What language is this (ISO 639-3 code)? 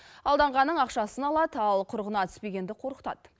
kaz